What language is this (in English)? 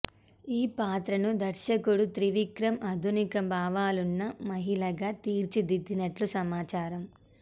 Telugu